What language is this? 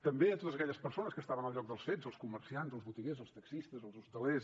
Catalan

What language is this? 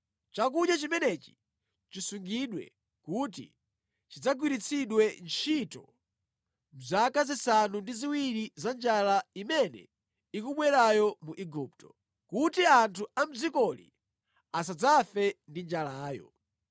Nyanja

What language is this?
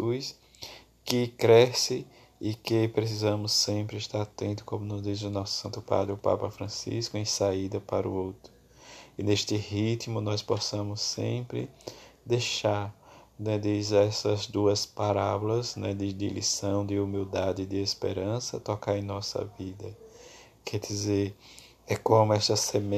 Portuguese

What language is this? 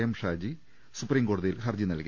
Malayalam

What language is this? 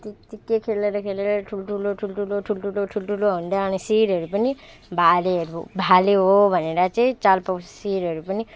Nepali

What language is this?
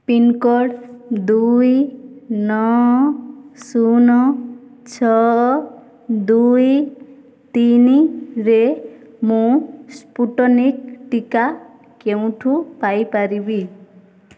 Odia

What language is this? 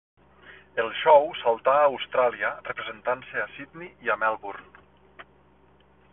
Catalan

